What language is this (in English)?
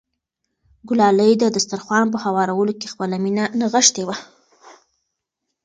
Pashto